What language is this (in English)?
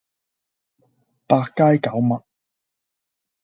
Cantonese